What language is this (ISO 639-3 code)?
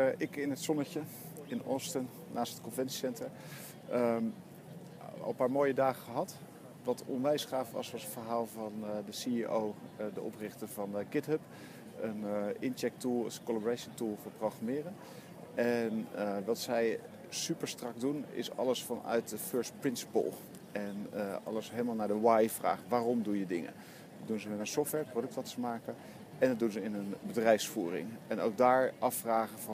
nld